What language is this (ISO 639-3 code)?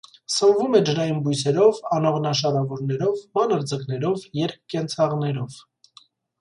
hye